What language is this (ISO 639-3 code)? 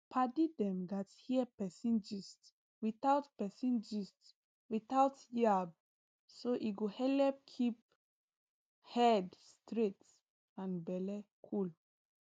pcm